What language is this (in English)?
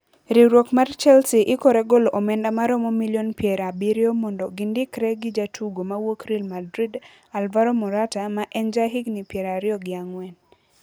Luo (Kenya and Tanzania)